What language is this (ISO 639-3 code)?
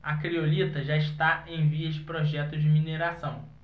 por